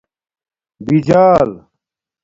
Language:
Domaaki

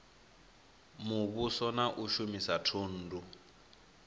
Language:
Venda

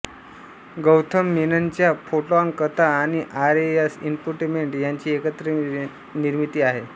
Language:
Marathi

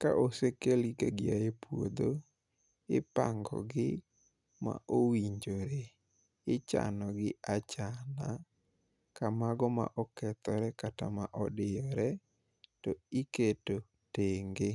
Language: Luo (Kenya and Tanzania)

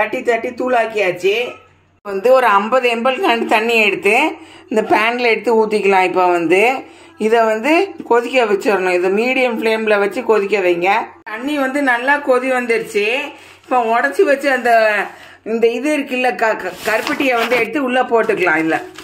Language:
Romanian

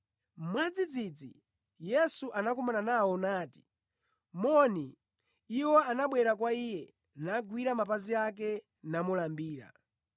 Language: Nyanja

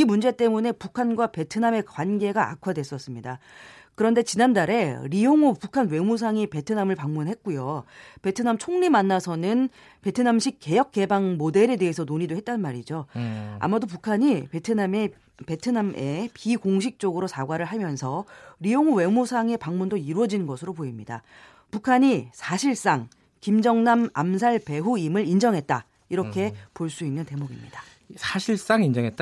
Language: Korean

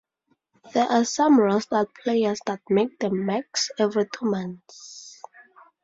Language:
English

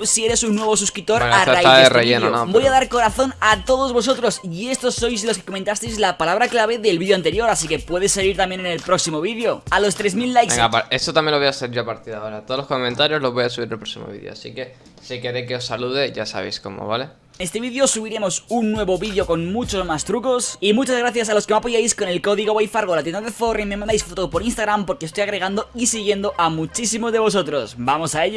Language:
Spanish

